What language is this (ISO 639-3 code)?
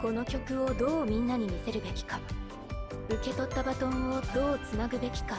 jpn